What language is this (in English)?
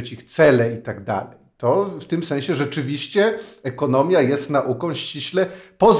Polish